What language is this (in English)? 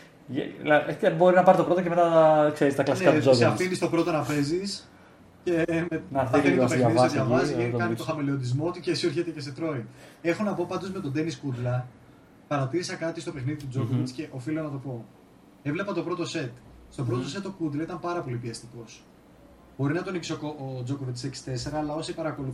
Greek